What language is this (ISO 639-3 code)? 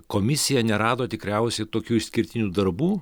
lit